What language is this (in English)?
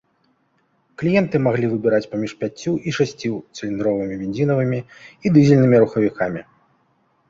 Belarusian